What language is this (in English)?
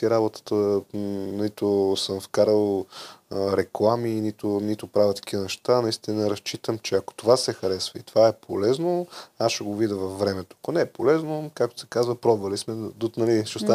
Bulgarian